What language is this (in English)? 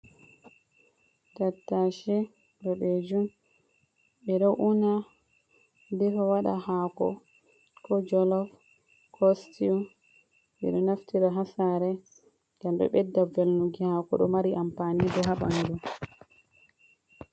Fula